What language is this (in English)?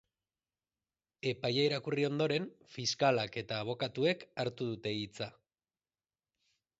Basque